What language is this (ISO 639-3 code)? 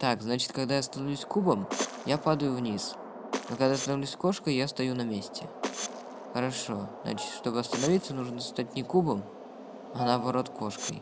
rus